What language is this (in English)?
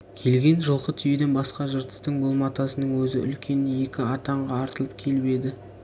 Kazakh